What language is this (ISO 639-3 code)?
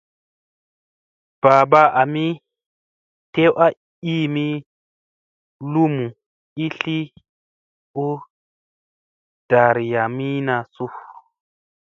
mse